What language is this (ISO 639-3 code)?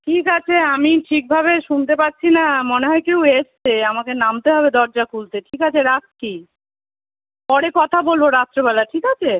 ben